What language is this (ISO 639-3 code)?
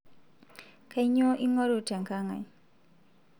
mas